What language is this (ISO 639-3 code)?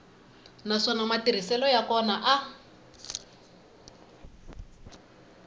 tso